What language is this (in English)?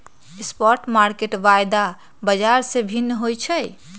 Magahi